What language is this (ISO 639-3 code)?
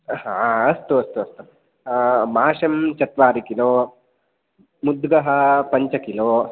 san